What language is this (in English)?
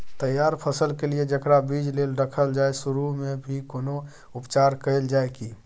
Maithili